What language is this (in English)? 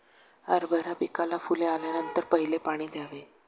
Marathi